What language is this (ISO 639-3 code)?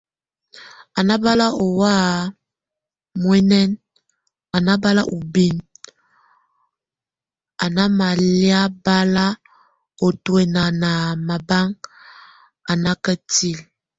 tvu